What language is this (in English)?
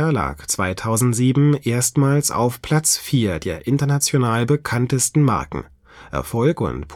German